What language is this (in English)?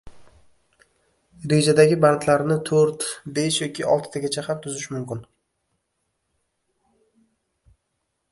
Uzbek